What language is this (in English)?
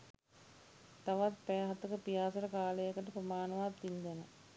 Sinhala